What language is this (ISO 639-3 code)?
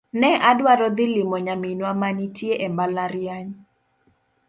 luo